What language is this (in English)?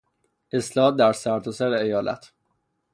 Persian